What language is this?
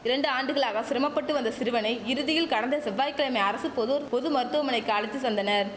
Tamil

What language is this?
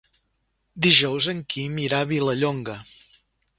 Catalan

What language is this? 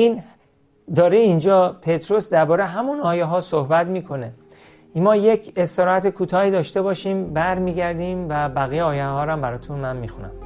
Persian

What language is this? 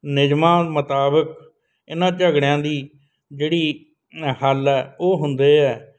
Punjabi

